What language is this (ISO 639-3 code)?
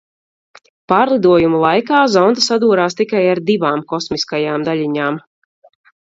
lav